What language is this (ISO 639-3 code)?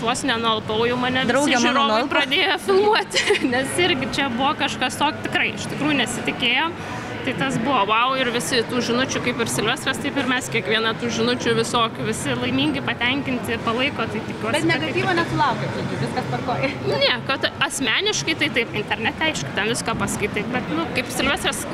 lit